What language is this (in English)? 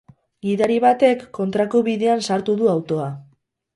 Basque